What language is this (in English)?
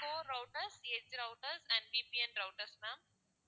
Tamil